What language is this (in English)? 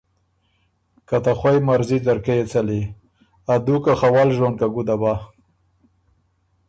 Ormuri